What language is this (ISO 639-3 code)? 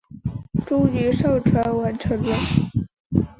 zho